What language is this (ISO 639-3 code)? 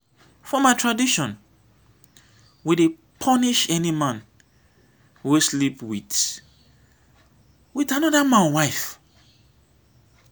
pcm